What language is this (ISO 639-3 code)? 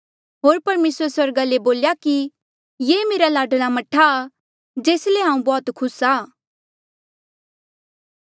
mjl